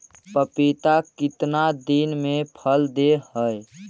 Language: Magahi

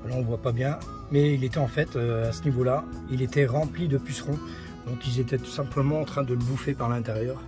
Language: French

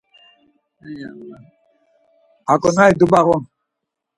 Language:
Laz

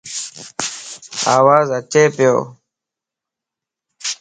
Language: Lasi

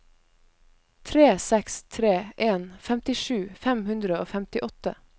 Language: Norwegian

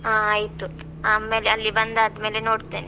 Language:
Kannada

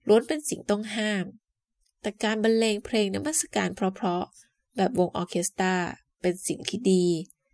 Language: Thai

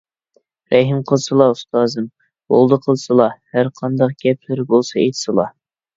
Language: Uyghur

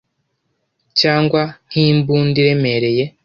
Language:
Kinyarwanda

